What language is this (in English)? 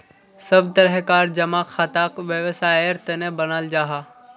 Magahi